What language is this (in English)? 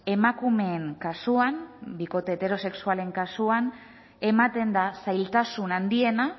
Basque